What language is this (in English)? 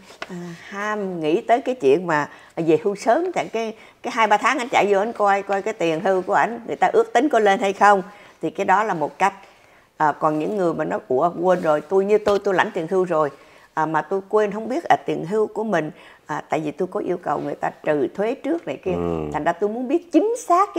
Vietnamese